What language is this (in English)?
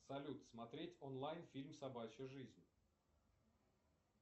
Russian